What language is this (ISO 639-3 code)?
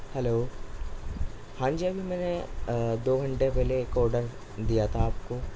urd